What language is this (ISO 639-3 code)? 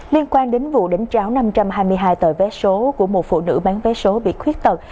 vie